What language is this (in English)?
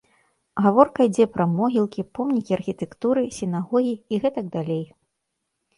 Belarusian